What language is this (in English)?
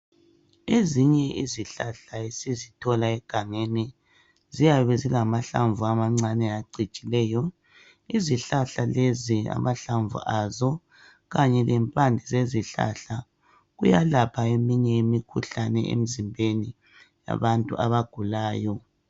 North Ndebele